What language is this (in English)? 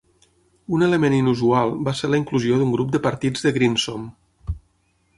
Catalan